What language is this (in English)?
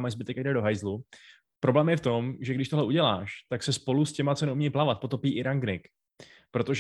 Czech